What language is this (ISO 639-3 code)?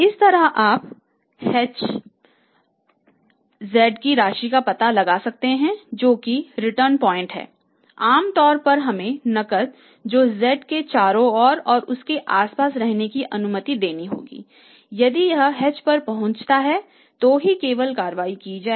hin